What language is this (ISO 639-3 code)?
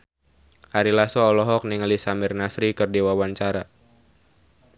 sun